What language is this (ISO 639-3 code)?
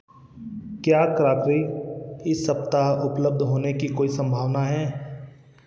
hin